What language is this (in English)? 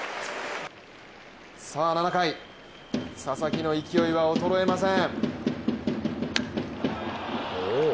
Japanese